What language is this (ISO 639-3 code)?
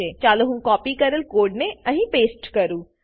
guj